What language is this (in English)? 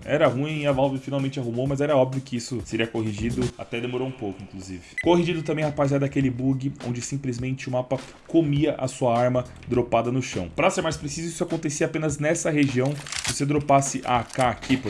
Portuguese